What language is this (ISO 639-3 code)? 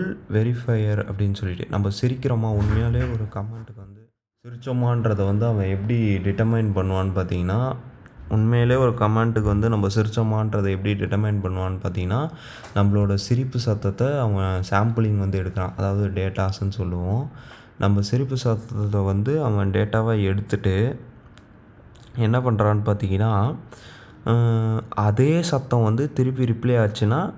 tam